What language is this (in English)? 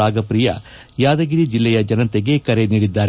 Kannada